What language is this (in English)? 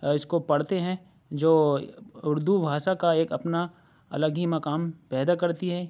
Urdu